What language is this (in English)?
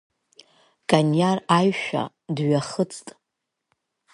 Abkhazian